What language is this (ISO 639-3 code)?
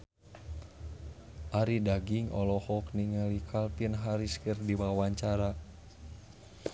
sun